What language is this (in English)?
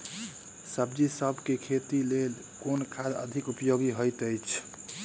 Maithili